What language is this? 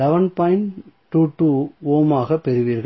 Tamil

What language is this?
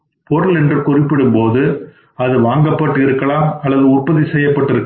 Tamil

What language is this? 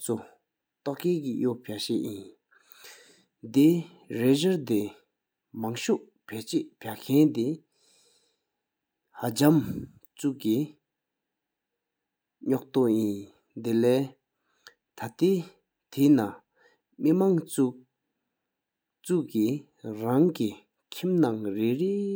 Sikkimese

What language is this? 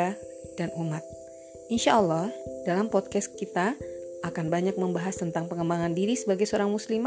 Indonesian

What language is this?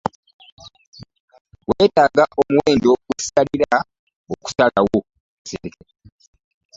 Ganda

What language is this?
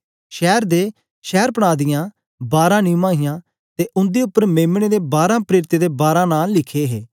Dogri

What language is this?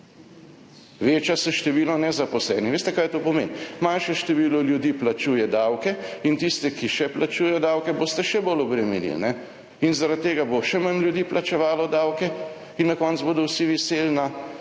Slovenian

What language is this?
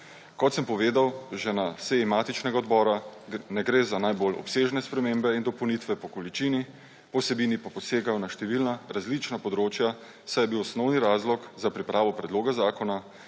Slovenian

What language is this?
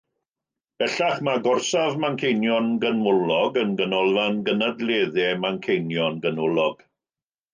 Welsh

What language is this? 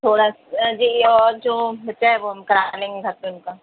Urdu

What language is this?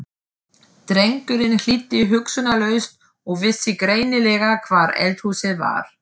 Icelandic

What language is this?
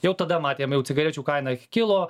Lithuanian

